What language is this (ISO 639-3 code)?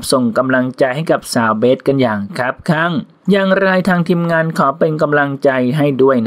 tha